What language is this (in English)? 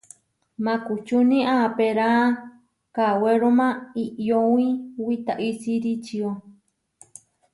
Huarijio